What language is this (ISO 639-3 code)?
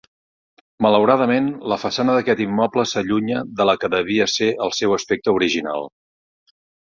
cat